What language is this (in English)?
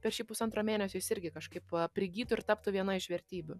Lithuanian